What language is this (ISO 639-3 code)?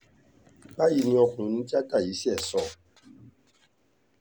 yor